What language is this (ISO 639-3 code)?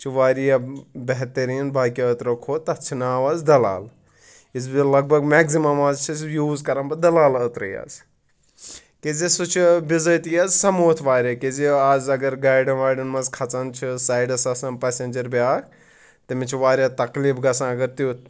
kas